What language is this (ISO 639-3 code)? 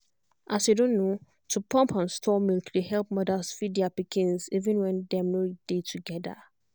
pcm